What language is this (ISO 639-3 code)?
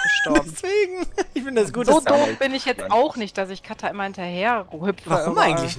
deu